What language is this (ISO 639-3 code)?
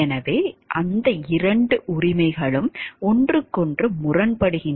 tam